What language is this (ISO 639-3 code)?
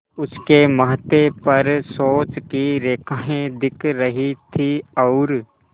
hin